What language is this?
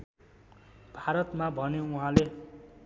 Nepali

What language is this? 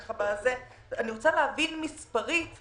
Hebrew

